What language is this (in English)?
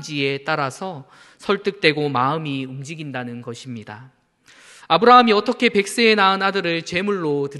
Korean